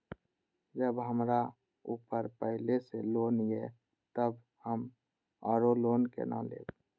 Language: Maithili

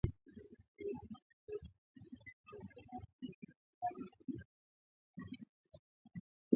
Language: Swahili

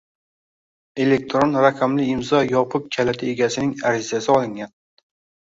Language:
Uzbek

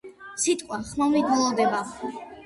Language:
Georgian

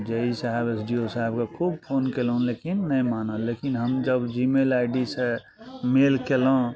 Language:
Maithili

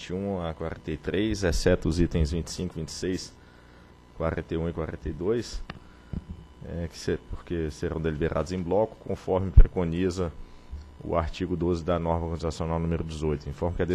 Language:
Portuguese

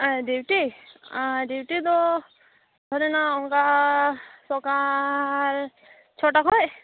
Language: Santali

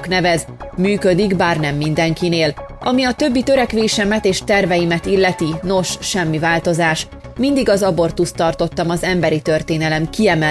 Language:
Hungarian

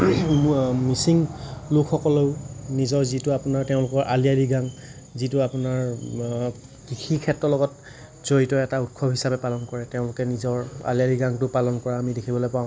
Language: Assamese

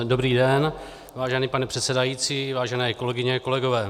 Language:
Czech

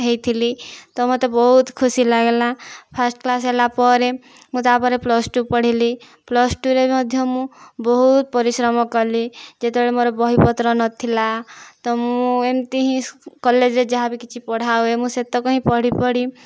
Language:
Odia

